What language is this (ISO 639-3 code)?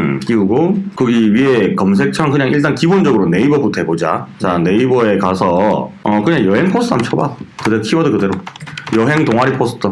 kor